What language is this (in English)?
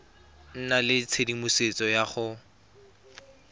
Tswana